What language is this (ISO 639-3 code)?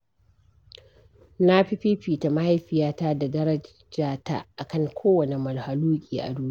hau